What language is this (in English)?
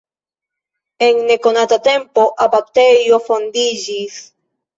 Esperanto